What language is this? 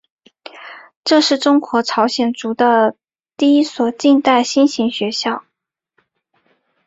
Chinese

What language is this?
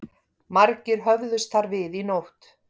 Icelandic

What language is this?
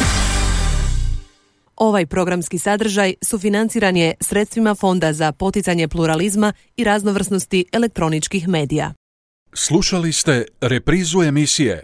Croatian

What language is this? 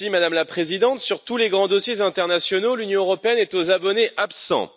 French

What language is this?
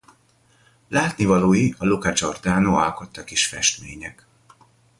Hungarian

